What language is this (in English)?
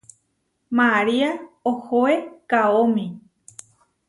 Huarijio